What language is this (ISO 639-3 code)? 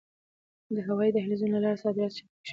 pus